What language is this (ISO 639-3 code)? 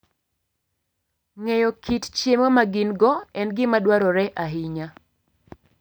luo